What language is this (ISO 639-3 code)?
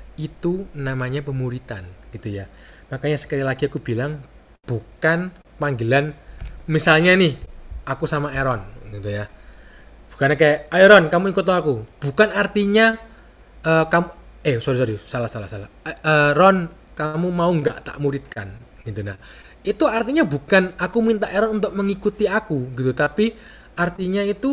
ind